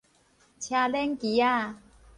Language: Min Nan Chinese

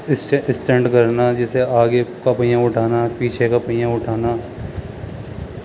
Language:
Urdu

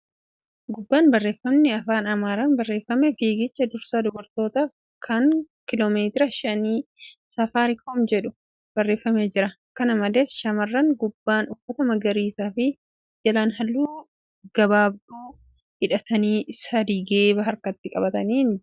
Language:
Oromo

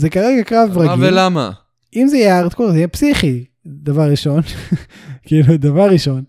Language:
Hebrew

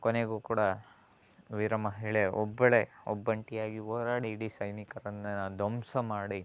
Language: Kannada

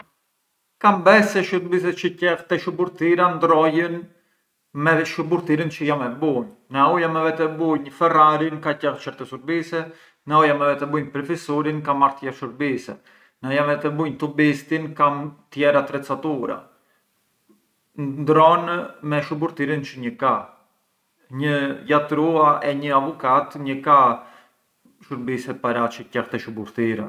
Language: Arbëreshë Albanian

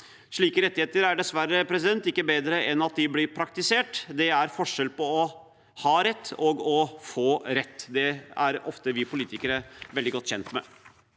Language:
Norwegian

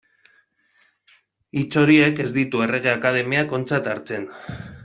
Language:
Basque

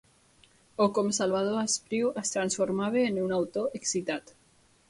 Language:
Catalan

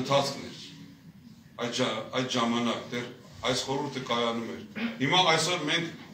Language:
Turkish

